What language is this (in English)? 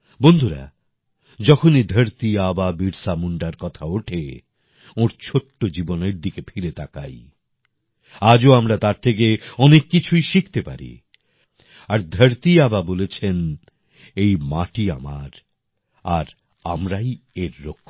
Bangla